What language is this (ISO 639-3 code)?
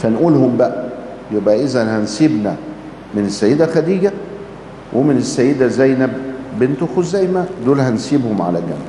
ara